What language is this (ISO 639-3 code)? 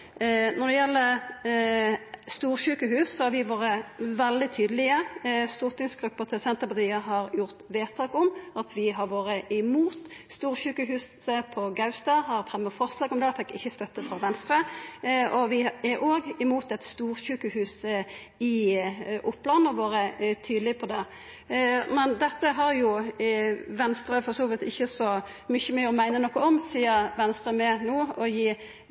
nno